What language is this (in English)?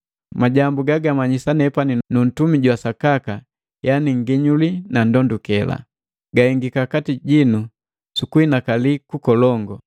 Matengo